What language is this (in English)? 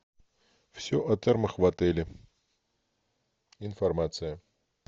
Russian